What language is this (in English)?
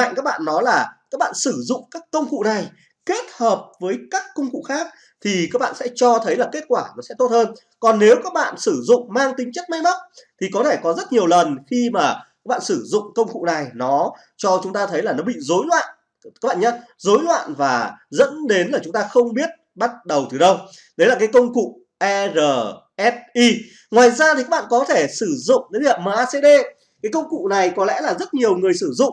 Vietnamese